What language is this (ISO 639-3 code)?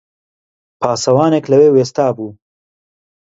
ckb